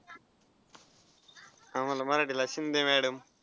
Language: Marathi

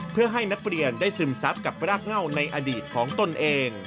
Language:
Thai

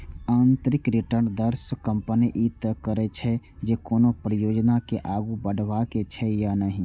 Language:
Maithili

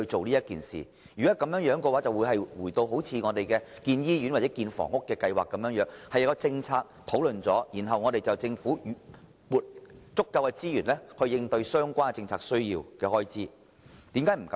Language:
Cantonese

